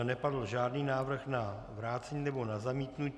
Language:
Czech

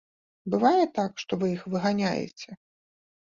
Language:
Belarusian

